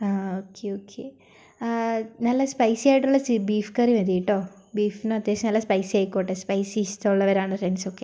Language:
Malayalam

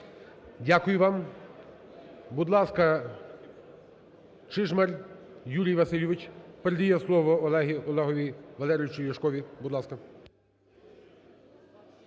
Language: Ukrainian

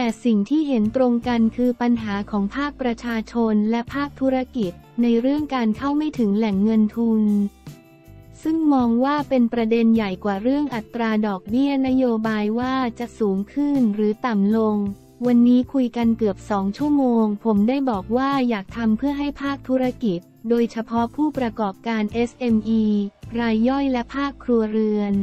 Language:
Thai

